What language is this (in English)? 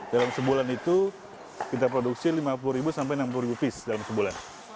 Indonesian